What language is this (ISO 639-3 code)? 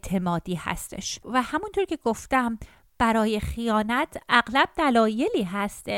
fas